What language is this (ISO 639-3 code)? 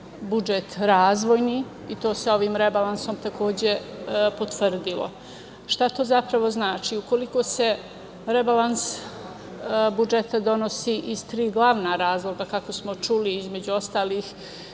srp